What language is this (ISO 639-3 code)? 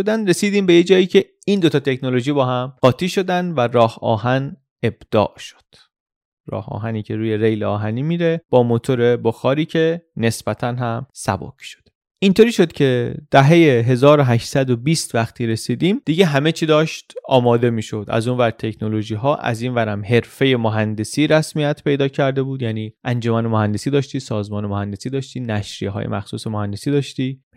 fas